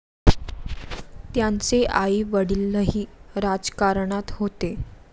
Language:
Marathi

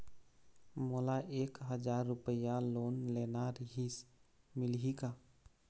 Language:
Chhattisgarhi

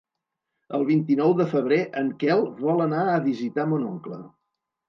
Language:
Catalan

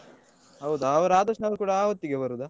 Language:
Kannada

